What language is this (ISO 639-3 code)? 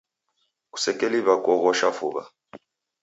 dav